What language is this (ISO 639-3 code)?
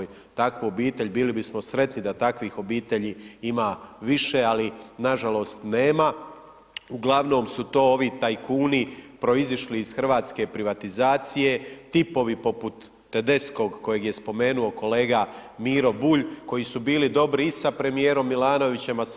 hrv